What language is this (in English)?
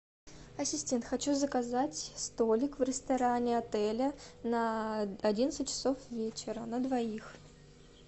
Russian